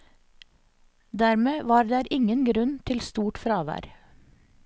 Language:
Norwegian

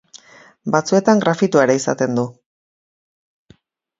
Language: Basque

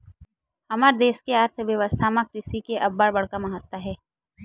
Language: Chhattisgarhi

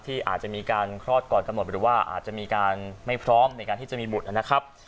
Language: Thai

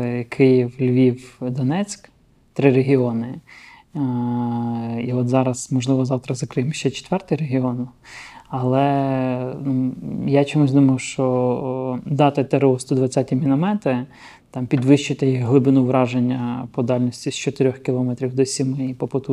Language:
Ukrainian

